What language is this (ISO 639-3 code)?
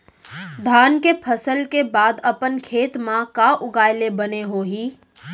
hne